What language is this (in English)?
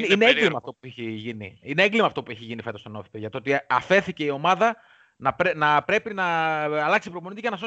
Greek